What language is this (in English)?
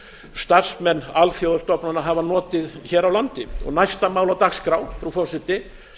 Icelandic